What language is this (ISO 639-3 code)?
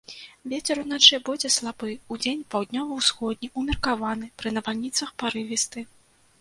bel